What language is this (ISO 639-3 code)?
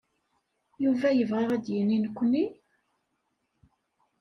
kab